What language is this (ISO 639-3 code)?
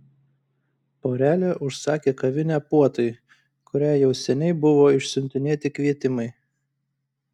lit